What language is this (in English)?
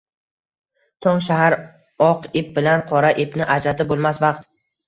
Uzbek